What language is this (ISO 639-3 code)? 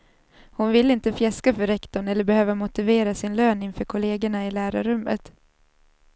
swe